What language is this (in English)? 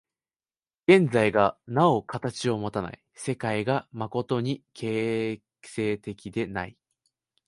Japanese